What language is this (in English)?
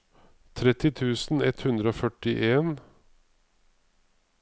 Norwegian